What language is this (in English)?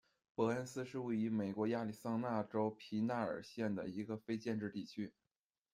Chinese